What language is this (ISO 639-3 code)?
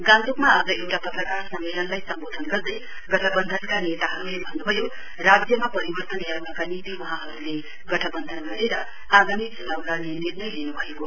nep